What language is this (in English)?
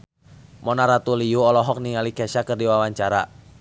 Sundanese